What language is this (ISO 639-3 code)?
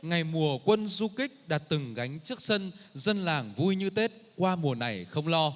vie